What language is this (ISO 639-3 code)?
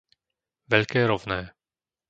slk